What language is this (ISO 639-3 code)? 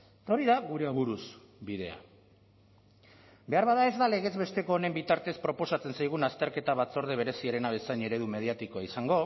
eus